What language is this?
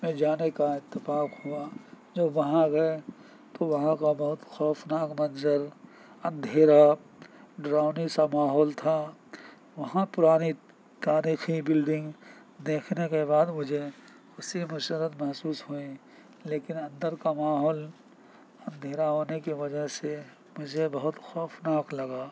Urdu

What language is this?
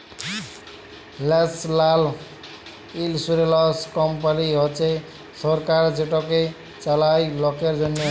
Bangla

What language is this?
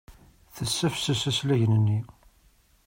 Kabyle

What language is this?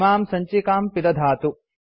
Sanskrit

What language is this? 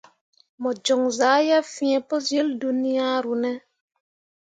Mundang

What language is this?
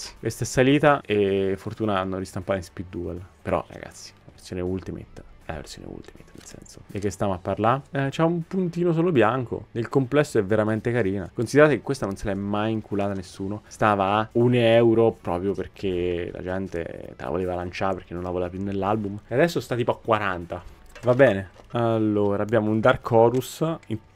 Italian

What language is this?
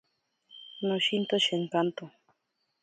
Ashéninka Perené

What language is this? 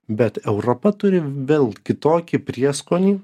Lithuanian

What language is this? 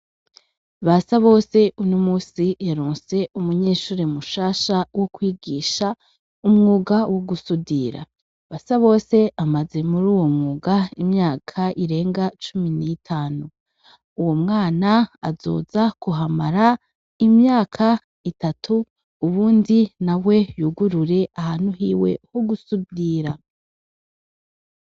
Rundi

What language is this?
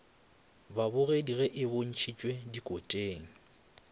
Northern Sotho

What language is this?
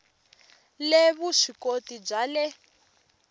Tsonga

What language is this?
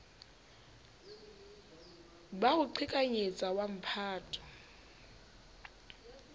Southern Sotho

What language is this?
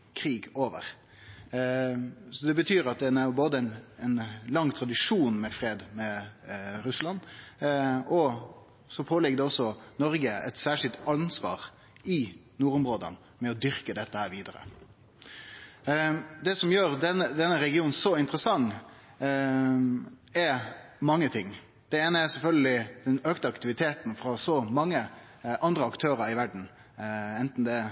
Norwegian Nynorsk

